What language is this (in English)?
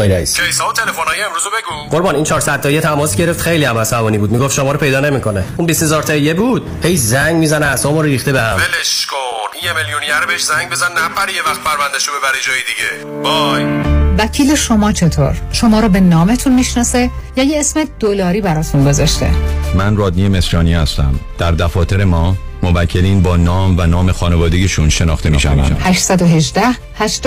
Persian